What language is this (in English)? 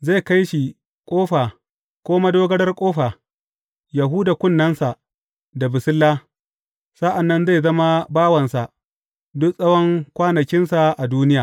Hausa